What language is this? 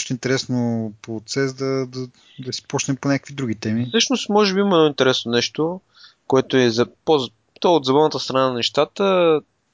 Bulgarian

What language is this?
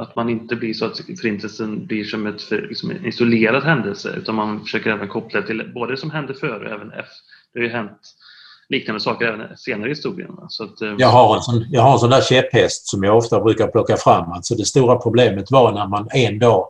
Swedish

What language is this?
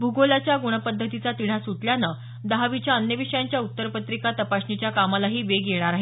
Marathi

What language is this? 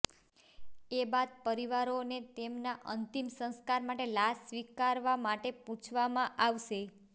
Gujarati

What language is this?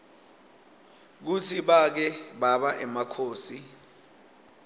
Swati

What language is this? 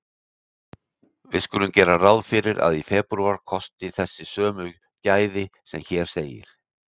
Icelandic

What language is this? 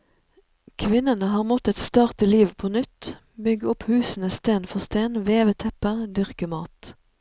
Norwegian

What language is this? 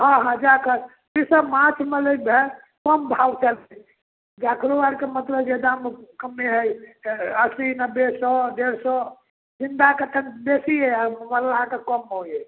Maithili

